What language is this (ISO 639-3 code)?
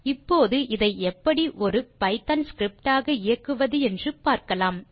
tam